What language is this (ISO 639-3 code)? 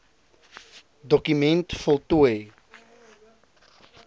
afr